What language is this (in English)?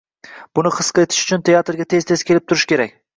Uzbek